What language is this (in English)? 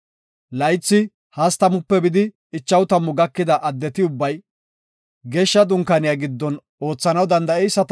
Gofa